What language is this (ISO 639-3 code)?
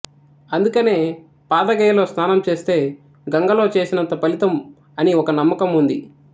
tel